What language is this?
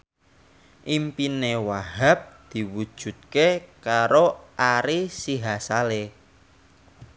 Javanese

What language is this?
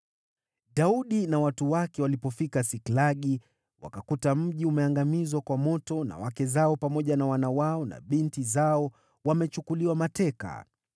Swahili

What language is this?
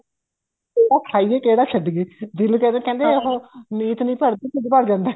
Punjabi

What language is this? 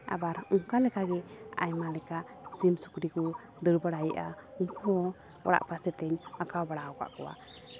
Santali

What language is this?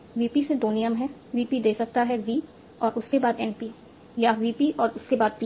Hindi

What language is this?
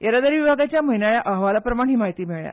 Konkani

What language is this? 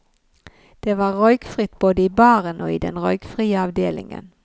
Norwegian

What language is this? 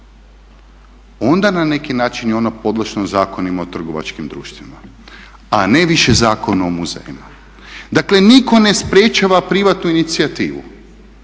Croatian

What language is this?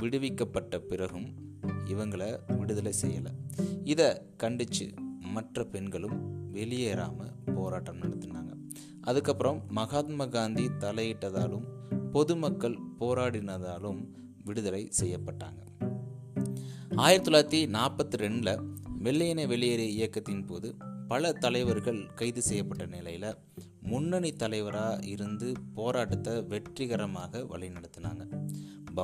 Tamil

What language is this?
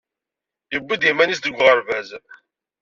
Kabyle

